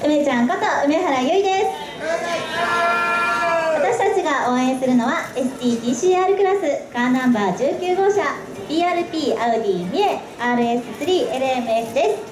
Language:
Japanese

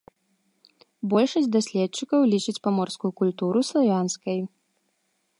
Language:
Belarusian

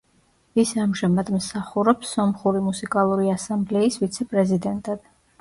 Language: Georgian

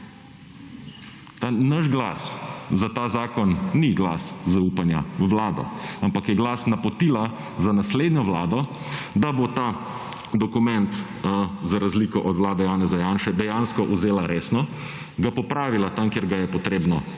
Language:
Slovenian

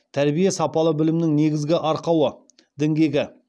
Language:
Kazakh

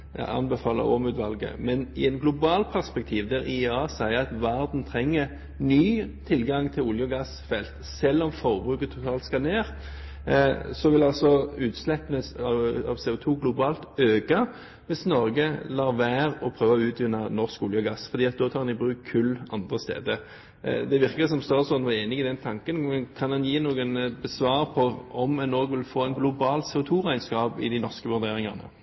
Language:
Norwegian Bokmål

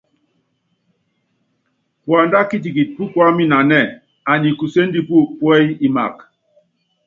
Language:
Yangben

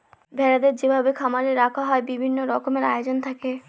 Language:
Bangla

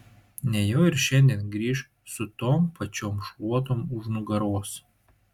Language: Lithuanian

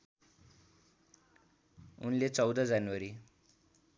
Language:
Nepali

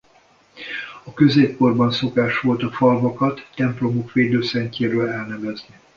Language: Hungarian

